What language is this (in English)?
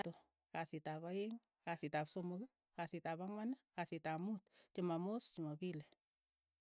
Keiyo